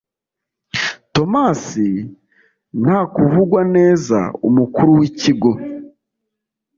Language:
Kinyarwanda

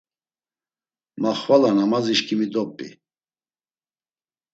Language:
Laz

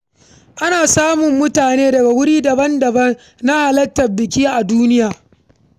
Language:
Hausa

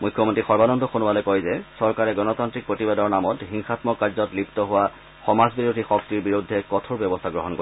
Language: Assamese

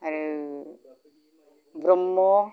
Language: Bodo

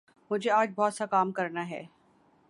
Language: Urdu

